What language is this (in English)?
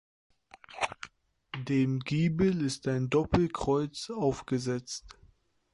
German